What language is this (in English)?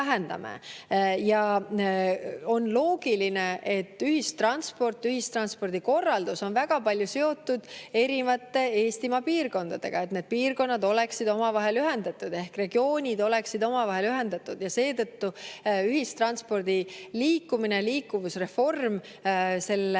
Estonian